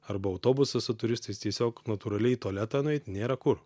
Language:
Lithuanian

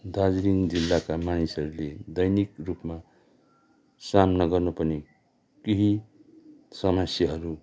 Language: Nepali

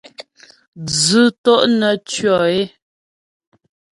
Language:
Ghomala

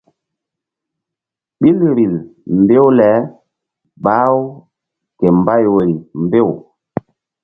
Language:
Mbum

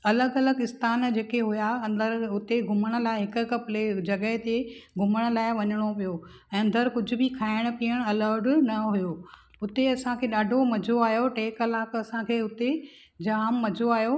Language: Sindhi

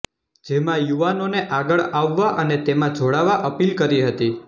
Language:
Gujarati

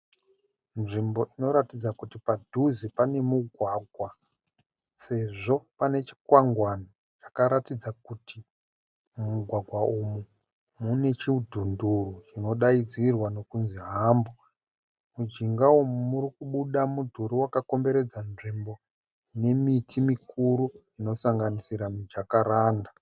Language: Shona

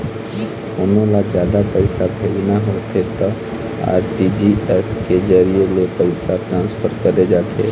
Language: Chhattisgarhi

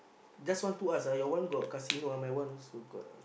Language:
English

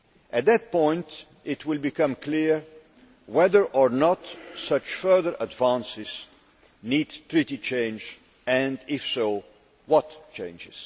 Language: English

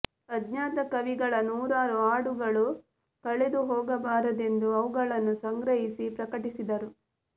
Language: Kannada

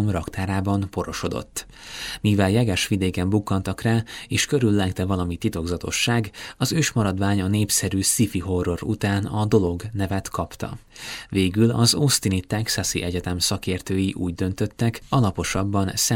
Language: Hungarian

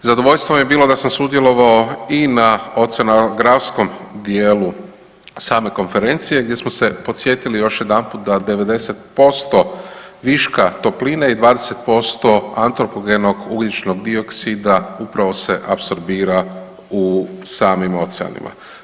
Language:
Croatian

